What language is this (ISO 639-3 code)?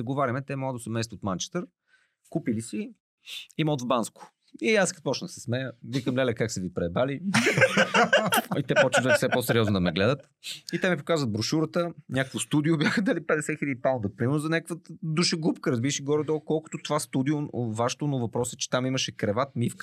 bul